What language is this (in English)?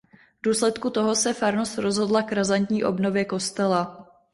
Czech